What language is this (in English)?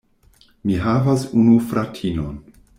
Esperanto